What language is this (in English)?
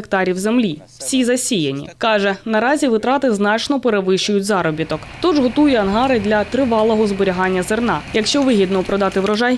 Ukrainian